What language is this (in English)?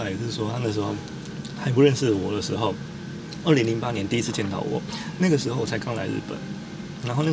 Chinese